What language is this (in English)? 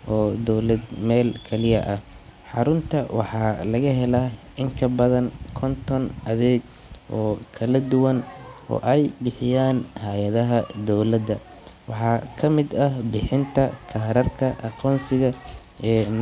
Somali